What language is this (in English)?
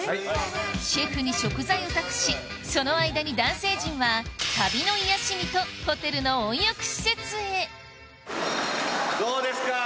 Japanese